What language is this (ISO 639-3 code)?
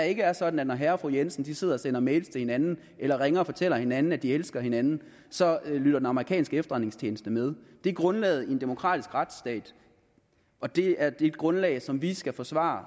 dan